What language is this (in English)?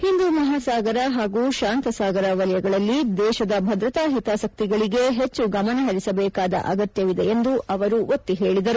Kannada